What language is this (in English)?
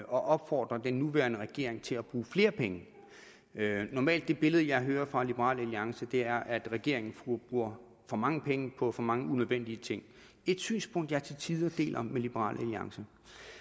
Danish